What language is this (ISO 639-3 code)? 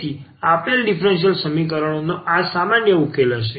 guj